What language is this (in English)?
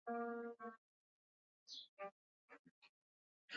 Chinese